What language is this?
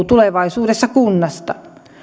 Finnish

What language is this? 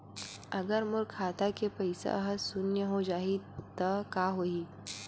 Chhattisgarhi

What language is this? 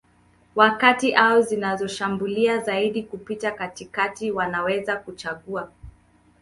Swahili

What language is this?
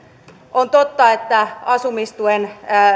Finnish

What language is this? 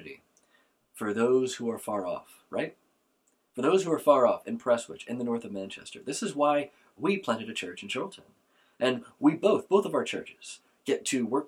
English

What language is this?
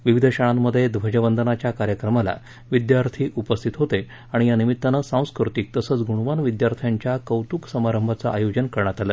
Marathi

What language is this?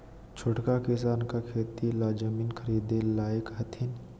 Magahi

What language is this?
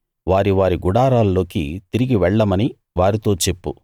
Telugu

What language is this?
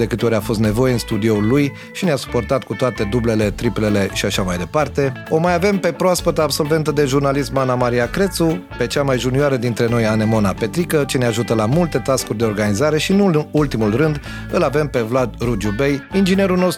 Romanian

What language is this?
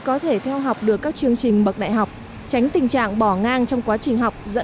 Vietnamese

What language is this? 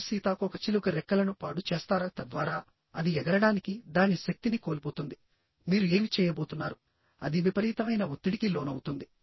Telugu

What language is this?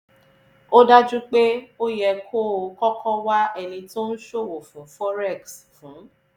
Yoruba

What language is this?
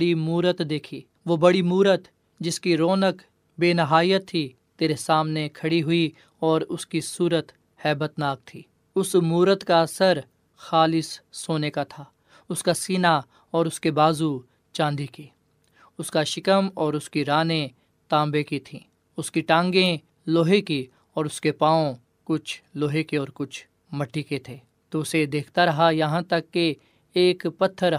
Urdu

